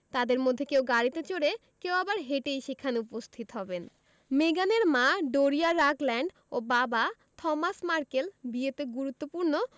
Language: Bangla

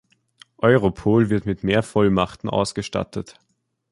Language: German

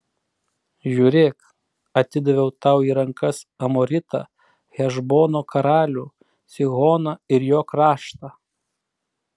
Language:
Lithuanian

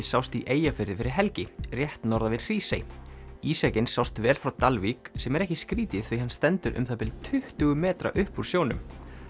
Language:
Icelandic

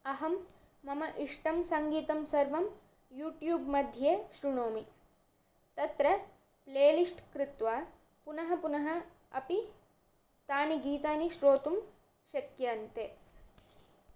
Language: Sanskrit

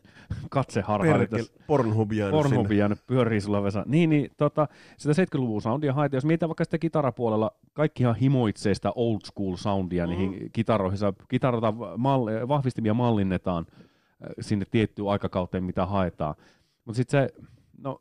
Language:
Finnish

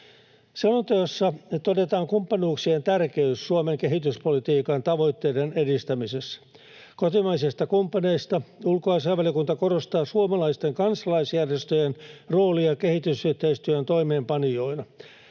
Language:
Finnish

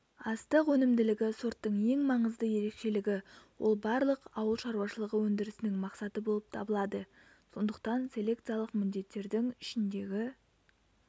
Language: Kazakh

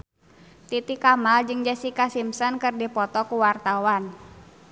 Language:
Sundanese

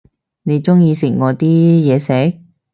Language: Cantonese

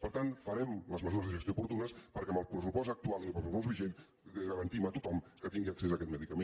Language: Catalan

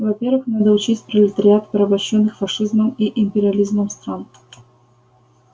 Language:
Russian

